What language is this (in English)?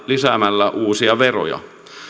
Finnish